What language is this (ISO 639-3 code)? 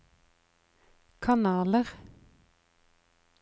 nor